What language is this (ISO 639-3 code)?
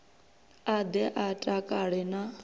ven